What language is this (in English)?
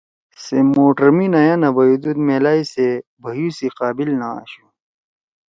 Torwali